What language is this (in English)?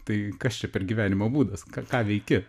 Lithuanian